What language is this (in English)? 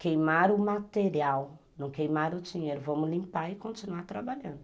Portuguese